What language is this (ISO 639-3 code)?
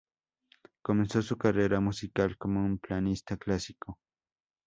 spa